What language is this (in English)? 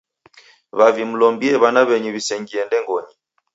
Taita